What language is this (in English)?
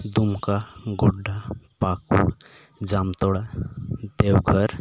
Santali